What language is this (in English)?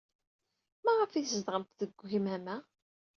Kabyle